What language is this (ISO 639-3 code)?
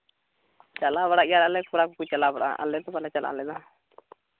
sat